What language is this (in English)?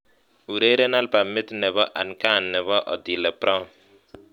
Kalenjin